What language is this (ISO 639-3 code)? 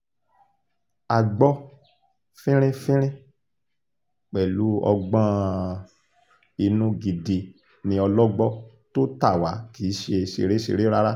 yor